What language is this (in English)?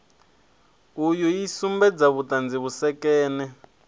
Venda